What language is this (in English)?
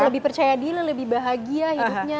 Indonesian